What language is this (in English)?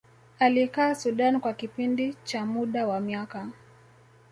Swahili